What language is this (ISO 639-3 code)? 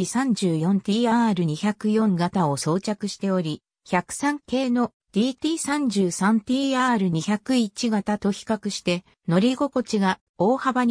jpn